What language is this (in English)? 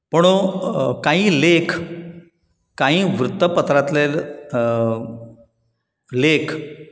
Konkani